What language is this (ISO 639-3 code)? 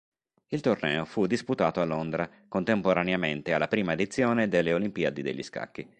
ita